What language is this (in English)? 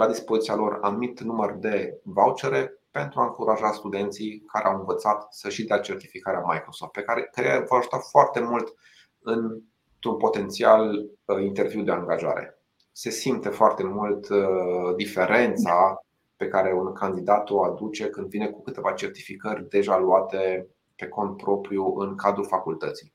Romanian